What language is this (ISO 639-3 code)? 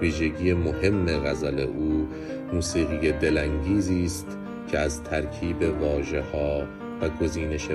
fas